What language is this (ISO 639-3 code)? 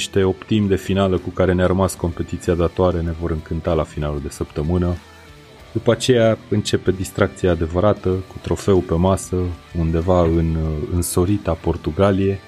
ron